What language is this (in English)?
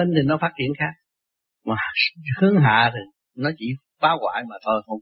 Vietnamese